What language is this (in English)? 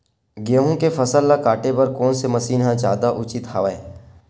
Chhattisgarhi